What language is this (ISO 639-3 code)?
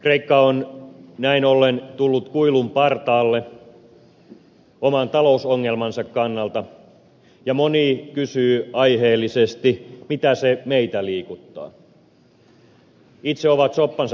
fin